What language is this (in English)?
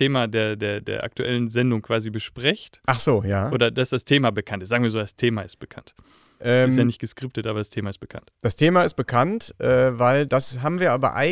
German